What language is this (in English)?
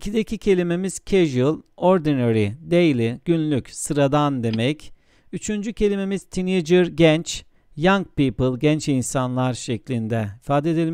Turkish